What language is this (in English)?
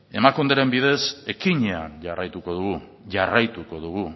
Basque